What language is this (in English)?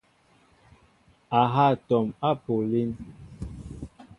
Mbo (Cameroon)